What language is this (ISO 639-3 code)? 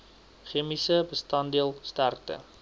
afr